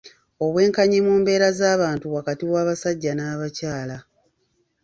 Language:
Ganda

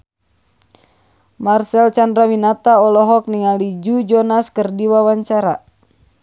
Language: Sundanese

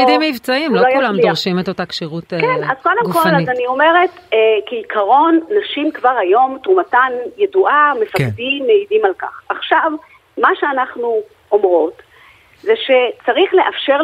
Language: Hebrew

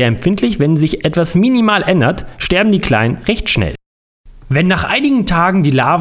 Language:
German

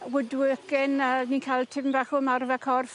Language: Welsh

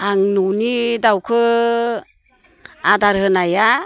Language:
Bodo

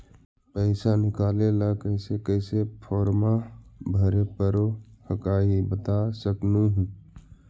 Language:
Magahi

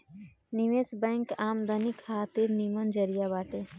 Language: Bhojpuri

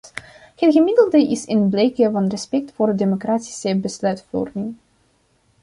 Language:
Dutch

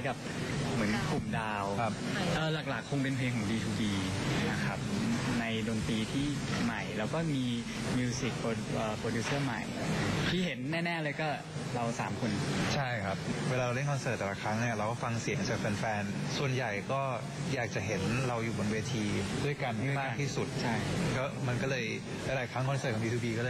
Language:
Thai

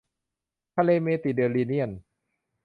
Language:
Thai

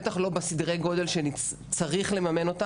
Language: Hebrew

